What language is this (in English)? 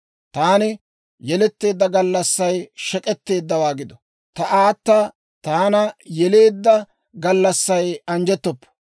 Dawro